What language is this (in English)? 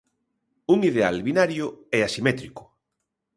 Galician